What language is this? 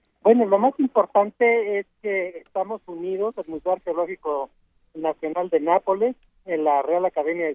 Spanish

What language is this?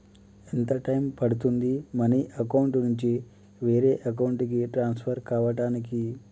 Telugu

